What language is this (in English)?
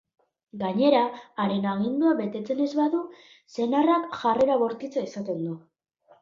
Basque